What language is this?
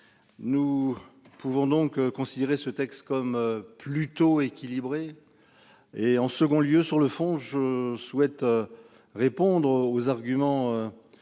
French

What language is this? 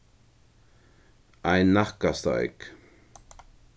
Faroese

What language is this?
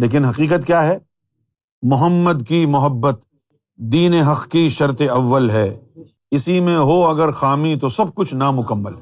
Urdu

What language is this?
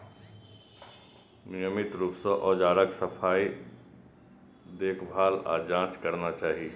Maithili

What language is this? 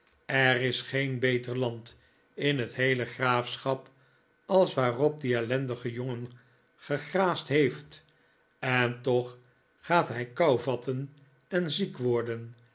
Dutch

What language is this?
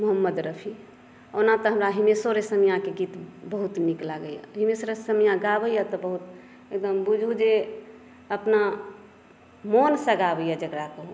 Maithili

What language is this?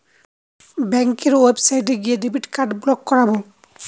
Bangla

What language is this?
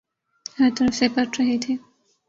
Urdu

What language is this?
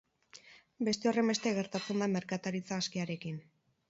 Basque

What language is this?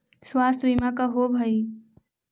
Magahi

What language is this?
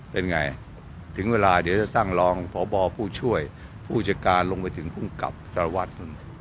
Thai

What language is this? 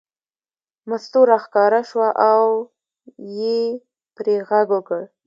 Pashto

